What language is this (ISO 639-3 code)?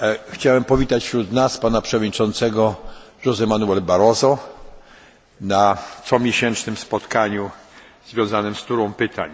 pol